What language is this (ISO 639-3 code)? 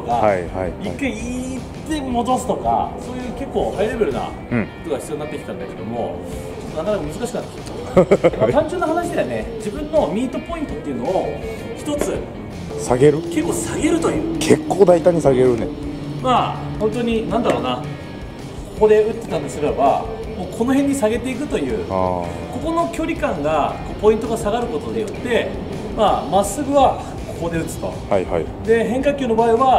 jpn